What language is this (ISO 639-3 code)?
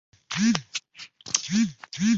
zho